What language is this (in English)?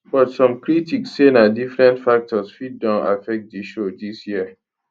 Nigerian Pidgin